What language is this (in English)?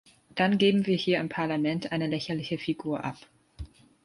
German